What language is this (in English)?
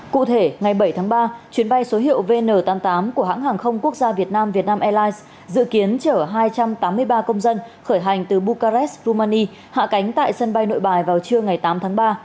Vietnamese